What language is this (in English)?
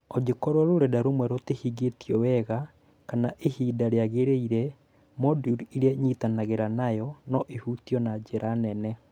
Kikuyu